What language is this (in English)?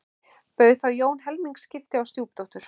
Icelandic